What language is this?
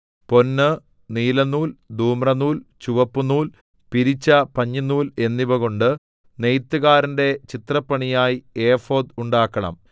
Malayalam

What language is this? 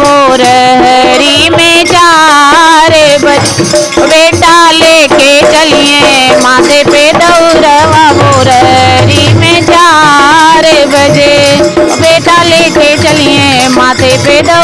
Hindi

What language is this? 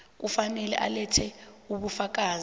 South Ndebele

